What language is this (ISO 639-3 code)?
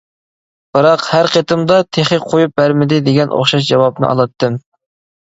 uig